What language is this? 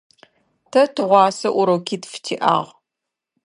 Adyghe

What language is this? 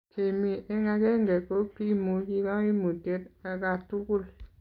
Kalenjin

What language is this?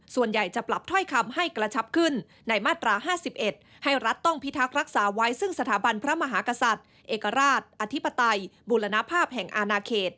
Thai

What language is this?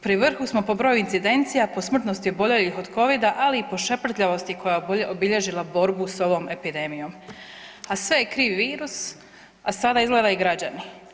Croatian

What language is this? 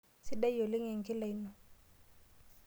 Masai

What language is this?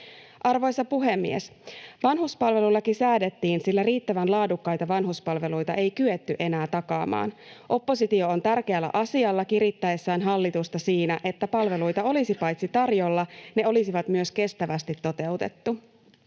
Finnish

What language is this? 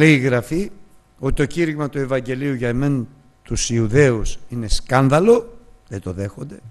Greek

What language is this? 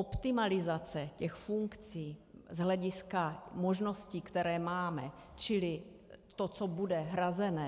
Czech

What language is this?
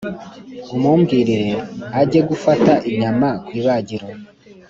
Kinyarwanda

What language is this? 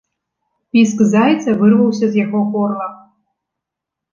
Belarusian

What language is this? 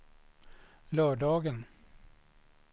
Swedish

